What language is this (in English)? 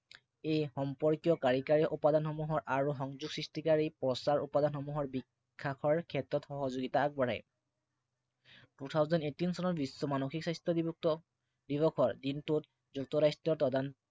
Assamese